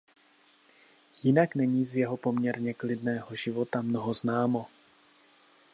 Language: Czech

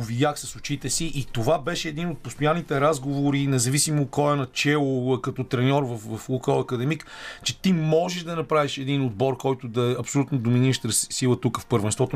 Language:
Bulgarian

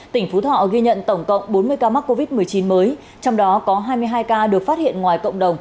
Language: Vietnamese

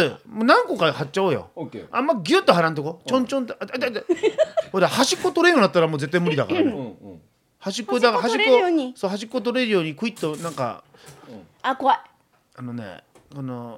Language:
Japanese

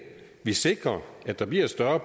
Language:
Danish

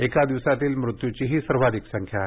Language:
Marathi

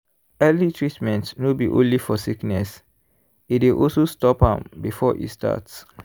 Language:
Nigerian Pidgin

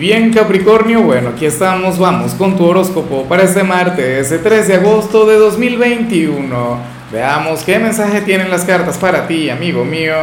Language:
Spanish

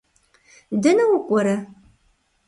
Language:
Kabardian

